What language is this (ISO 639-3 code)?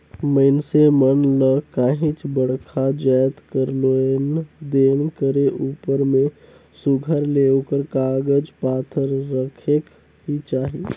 hne